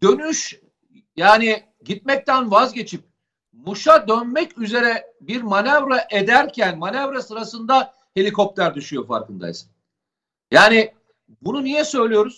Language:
Turkish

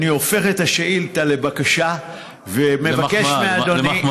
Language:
Hebrew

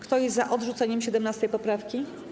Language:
Polish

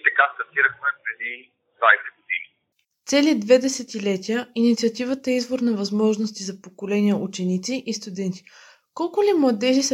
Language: Bulgarian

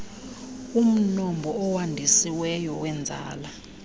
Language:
Xhosa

